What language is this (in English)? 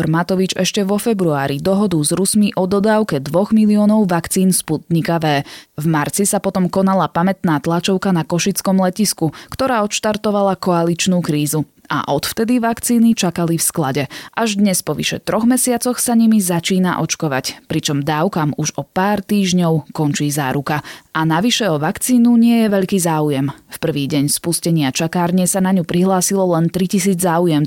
Slovak